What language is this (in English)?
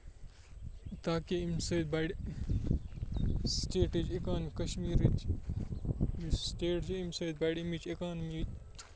Kashmiri